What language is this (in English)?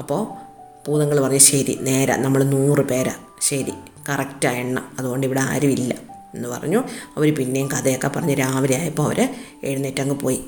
Malayalam